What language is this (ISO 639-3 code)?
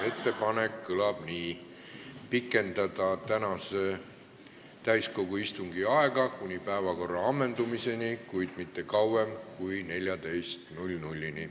est